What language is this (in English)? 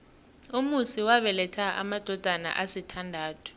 South Ndebele